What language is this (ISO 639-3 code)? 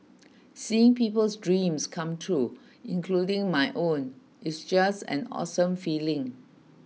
eng